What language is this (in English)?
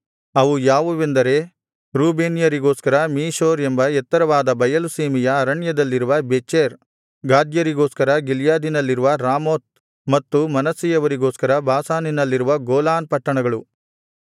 Kannada